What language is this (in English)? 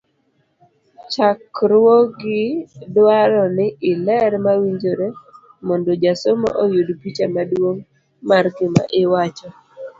Luo (Kenya and Tanzania)